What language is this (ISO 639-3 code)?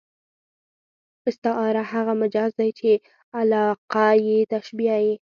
pus